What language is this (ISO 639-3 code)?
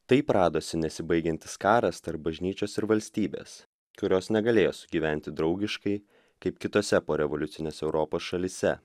lit